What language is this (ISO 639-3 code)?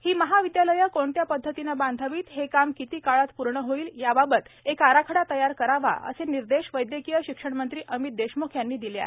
mar